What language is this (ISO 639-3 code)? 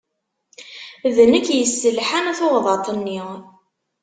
kab